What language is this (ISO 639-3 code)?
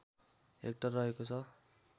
nep